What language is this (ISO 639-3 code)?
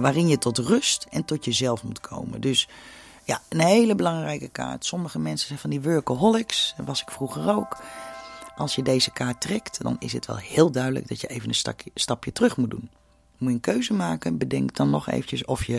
nld